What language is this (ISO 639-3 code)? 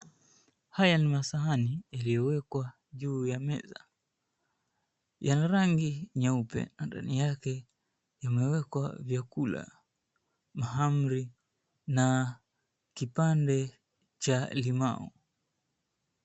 swa